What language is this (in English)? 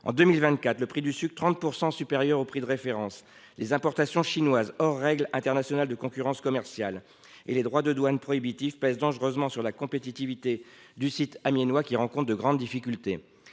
French